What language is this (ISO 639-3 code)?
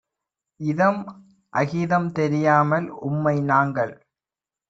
tam